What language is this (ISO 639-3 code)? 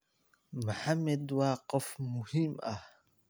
som